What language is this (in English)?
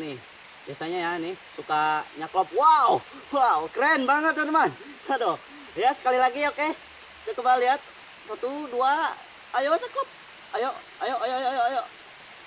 Indonesian